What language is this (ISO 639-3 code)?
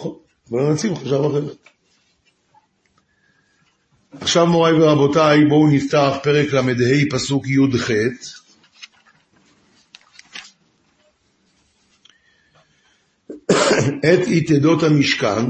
heb